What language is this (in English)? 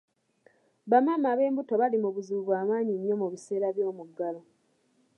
Ganda